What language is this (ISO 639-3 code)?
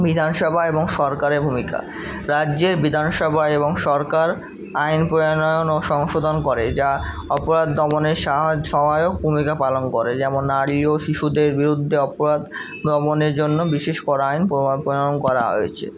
ben